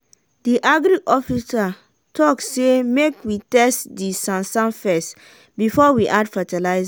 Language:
Nigerian Pidgin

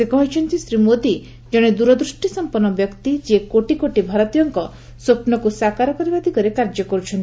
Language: Odia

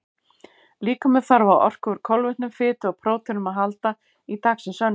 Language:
Icelandic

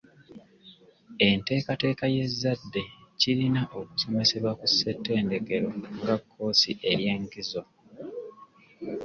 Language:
Ganda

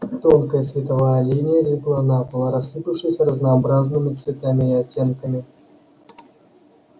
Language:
Russian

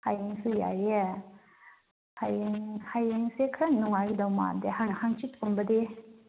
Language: Manipuri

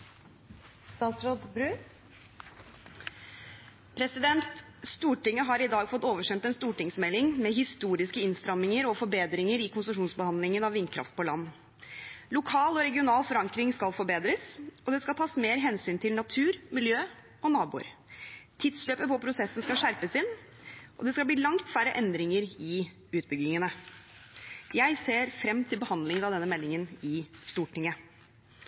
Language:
Norwegian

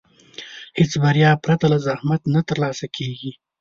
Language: Pashto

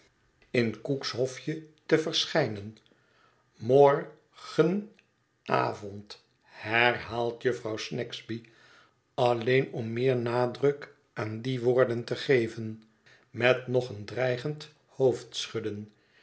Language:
Dutch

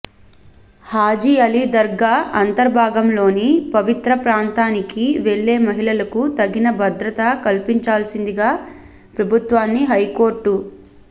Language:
Telugu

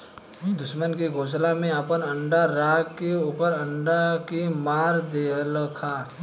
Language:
Bhojpuri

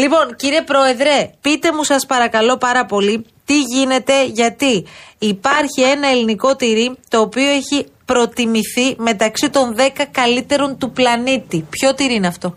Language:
Greek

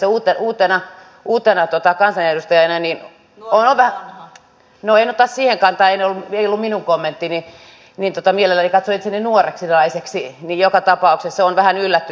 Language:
Finnish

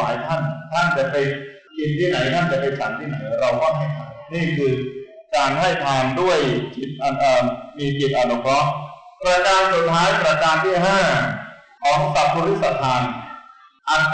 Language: Thai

